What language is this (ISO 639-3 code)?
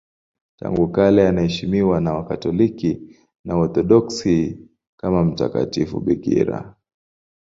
swa